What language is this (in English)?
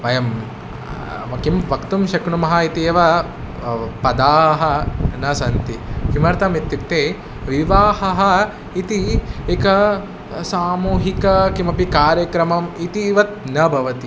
Sanskrit